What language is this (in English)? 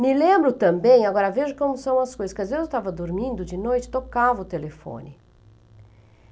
Portuguese